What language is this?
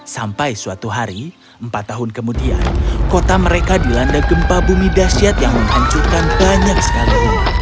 Indonesian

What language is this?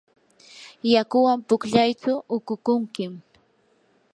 Yanahuanca Pasco Quechua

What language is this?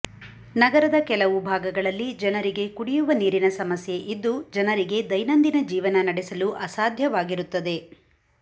Kannada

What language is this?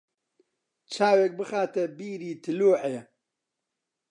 Central Kurdish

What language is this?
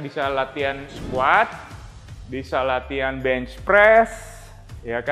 Indonesian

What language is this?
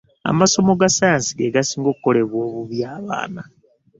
Ganda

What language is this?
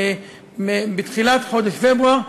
Hebrew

